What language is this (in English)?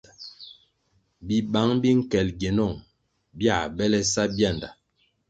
Kwasio